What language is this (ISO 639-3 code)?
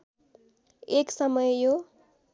nep